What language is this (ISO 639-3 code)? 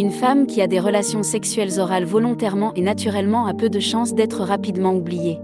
fra